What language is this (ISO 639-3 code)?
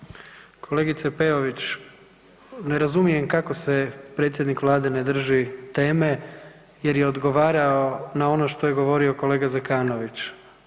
hrv